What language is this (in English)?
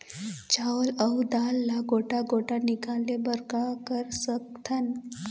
Chhattisgarhi